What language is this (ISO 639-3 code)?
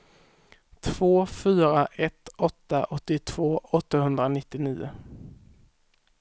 swe